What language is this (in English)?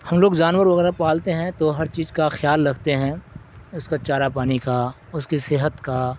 Urdu